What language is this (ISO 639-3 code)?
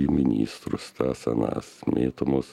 lit